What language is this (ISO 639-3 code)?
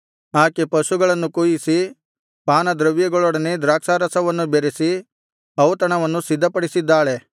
kan